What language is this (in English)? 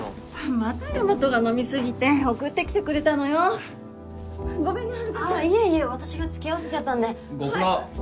Japanese